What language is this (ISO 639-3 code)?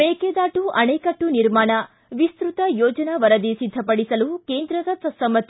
kan